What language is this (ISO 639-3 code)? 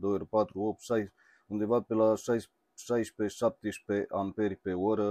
ron